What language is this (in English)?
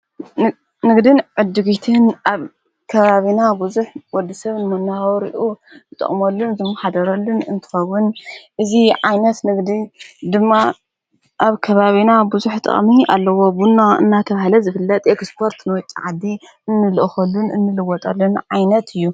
Tigrinya